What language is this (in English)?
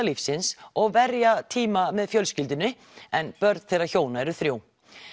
Icelandic